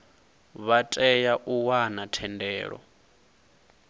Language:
Venda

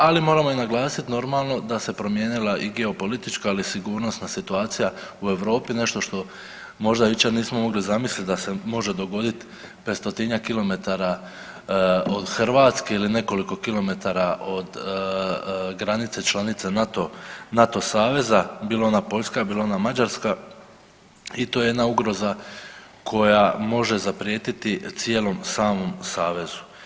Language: Croatian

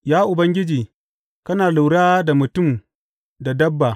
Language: Hausa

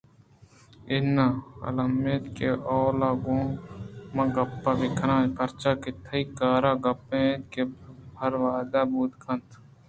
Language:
Eastern Balochi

